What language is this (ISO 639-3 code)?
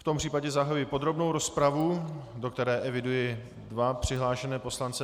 ces